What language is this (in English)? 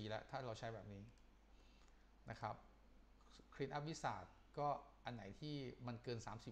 Thai